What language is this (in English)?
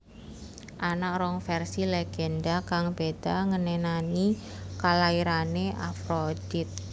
Javanese